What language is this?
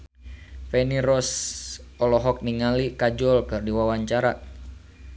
Sundanese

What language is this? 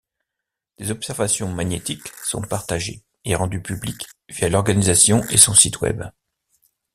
French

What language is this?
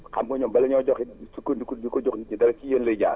Wolof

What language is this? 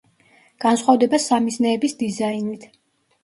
Georgian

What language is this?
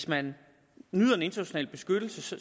Danish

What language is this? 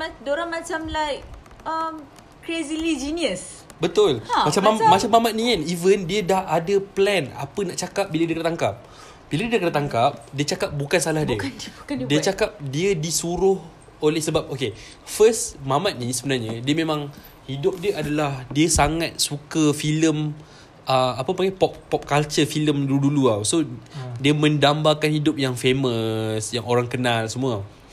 Malay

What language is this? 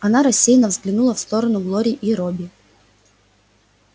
Russian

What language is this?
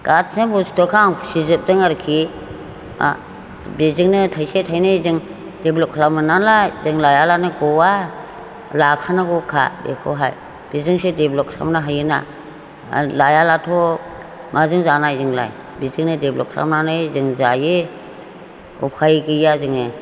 Bodo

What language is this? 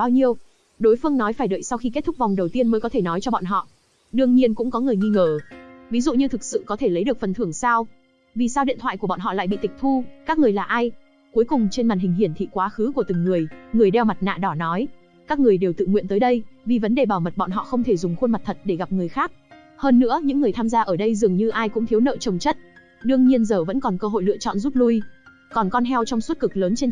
Vietnamese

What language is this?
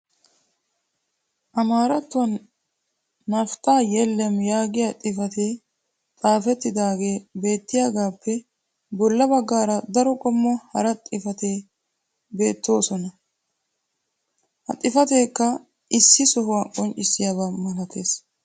Wolaytta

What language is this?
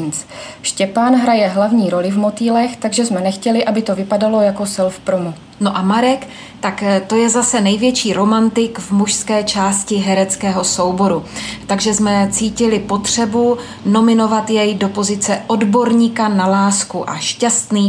Czech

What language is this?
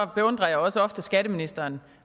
Danish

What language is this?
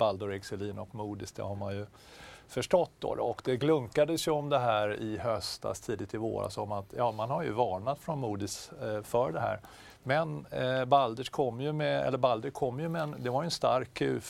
Swedish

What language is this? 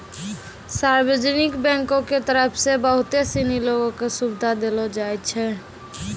Maithili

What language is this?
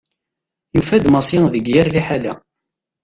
Kabyle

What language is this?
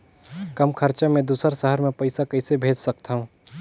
Chhattisgarhi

